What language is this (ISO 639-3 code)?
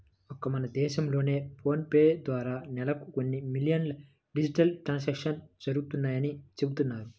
tel